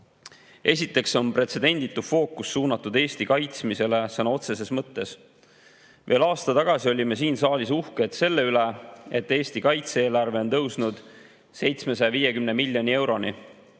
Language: Estonian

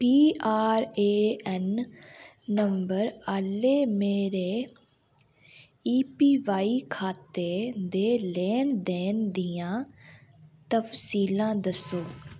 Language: Dogri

